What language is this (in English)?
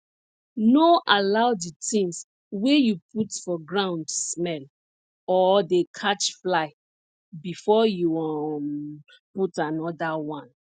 Nigerian Pidgin